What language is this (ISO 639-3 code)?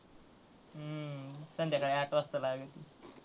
mar